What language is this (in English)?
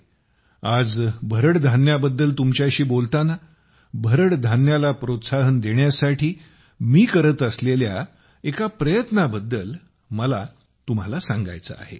Marathi